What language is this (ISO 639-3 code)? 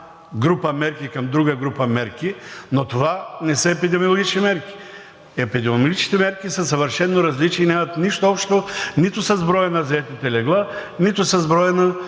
bul